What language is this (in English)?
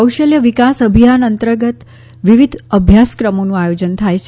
Gujarati